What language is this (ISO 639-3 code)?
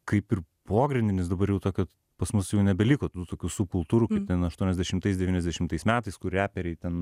lit